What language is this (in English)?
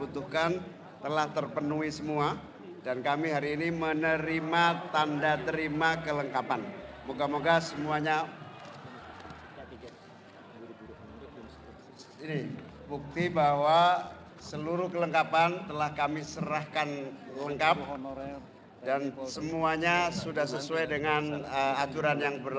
Indonesian